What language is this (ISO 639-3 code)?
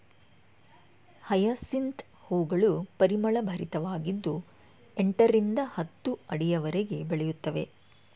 kan